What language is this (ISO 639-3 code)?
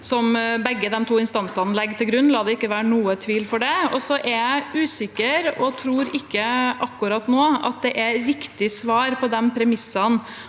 nor